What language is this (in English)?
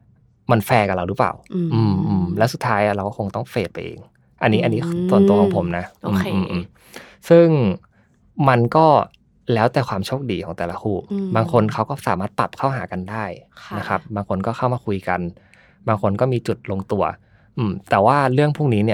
Thai